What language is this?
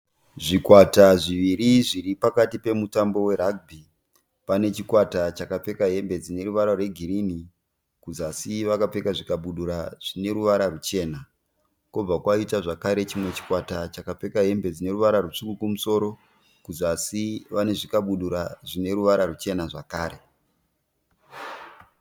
Shona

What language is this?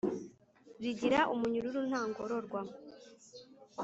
Kinyarwanda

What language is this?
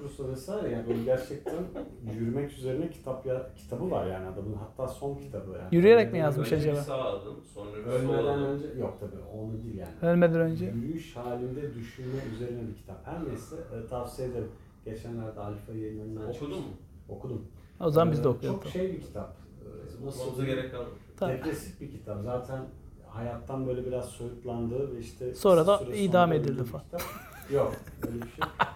Turkish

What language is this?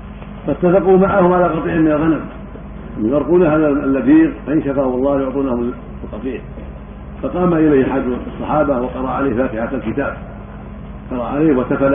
Arabic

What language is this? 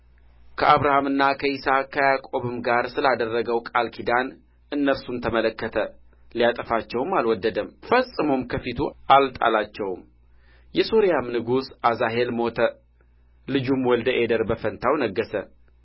Amharic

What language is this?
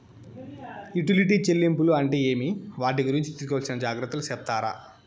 Telugu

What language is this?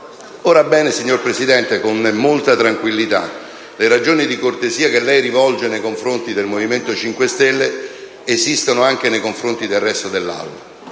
Italian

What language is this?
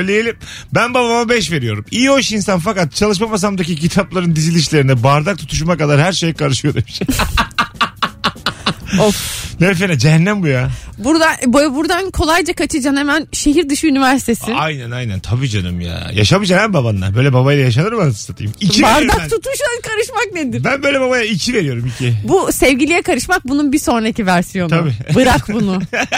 Turkish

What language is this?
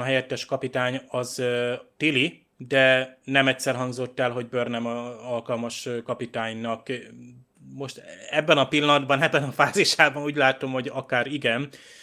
Hungarian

